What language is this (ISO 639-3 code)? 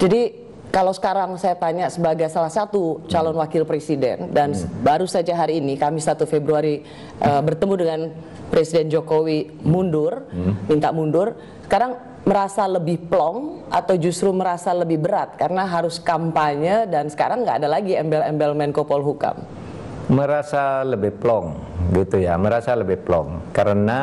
ind